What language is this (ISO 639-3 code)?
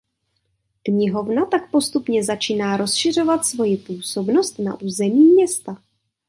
ces